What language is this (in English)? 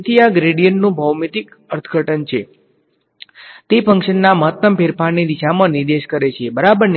Gujarati